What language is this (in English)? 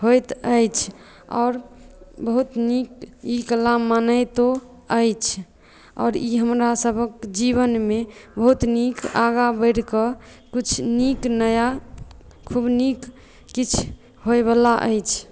Maithili